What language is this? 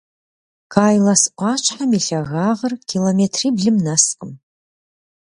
Kabardian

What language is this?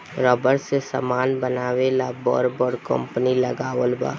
Bhojpuri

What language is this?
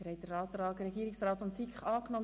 Swiss German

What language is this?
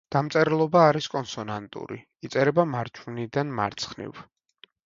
Georgian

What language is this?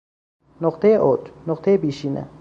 Persian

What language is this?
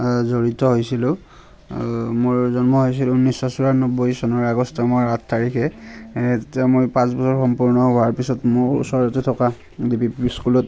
Assamese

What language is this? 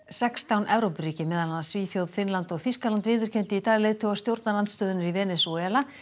Icelandic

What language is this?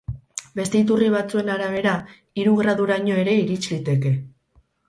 Basque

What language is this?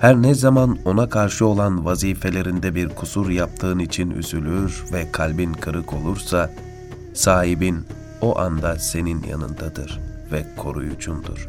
Turkish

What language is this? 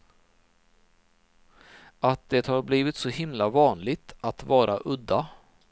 Swedish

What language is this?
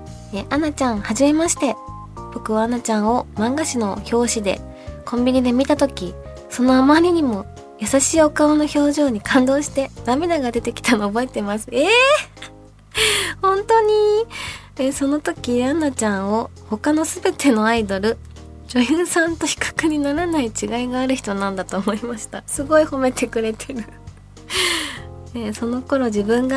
Japanese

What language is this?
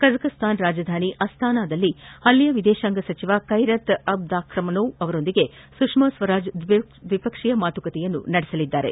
Kannada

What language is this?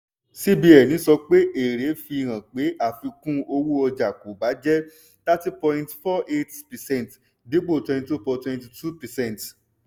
Yoruba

